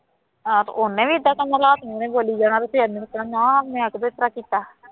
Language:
Punjabi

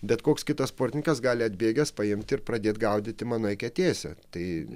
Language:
Lithuanian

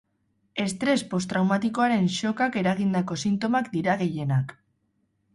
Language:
Basque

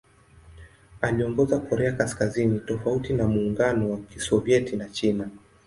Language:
Swahili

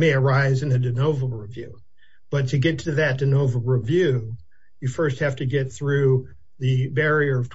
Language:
English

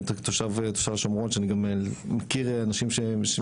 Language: Hebrew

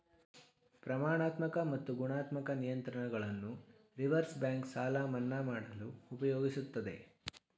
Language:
Kannada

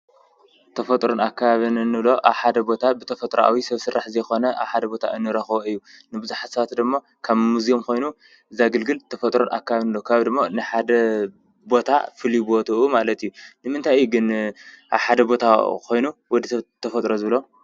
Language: Tigrinya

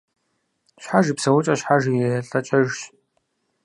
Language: Kabardian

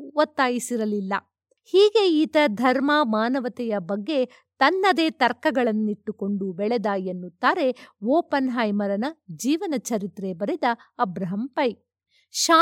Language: Kannada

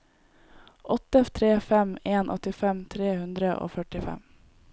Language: Norwegian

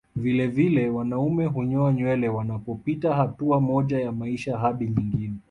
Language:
Swahili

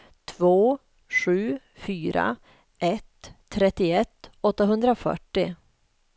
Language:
Swedish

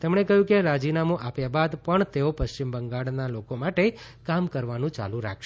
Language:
Gujarati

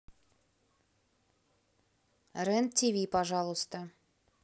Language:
Russian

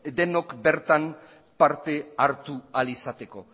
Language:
Basque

